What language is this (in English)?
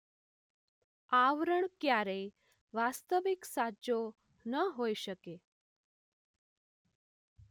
Gujarati